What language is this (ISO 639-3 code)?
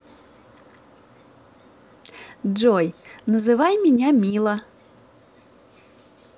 rus